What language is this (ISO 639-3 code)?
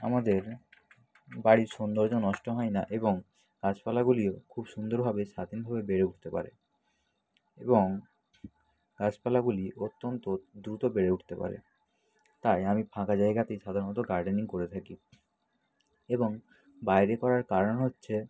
ben